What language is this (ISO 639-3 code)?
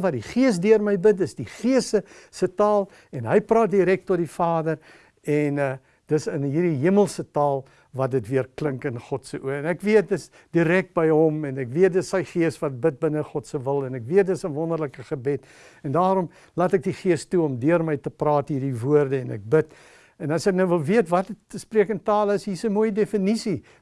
nld